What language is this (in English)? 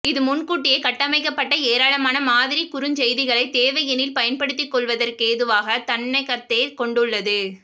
Tamil